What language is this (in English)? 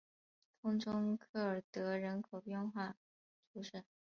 Chinese